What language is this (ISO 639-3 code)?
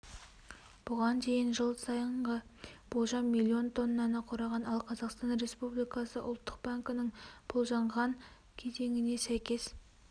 kaz